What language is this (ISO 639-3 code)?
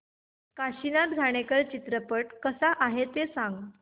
mar